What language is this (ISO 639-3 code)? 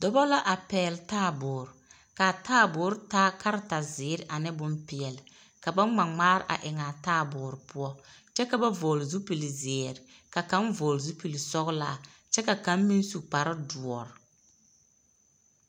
dga